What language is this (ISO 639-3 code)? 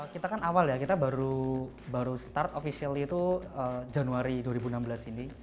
ind